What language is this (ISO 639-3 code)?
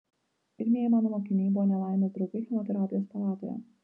lit